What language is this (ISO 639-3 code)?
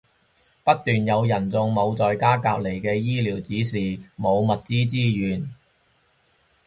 yue